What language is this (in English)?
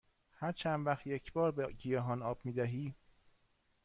Persian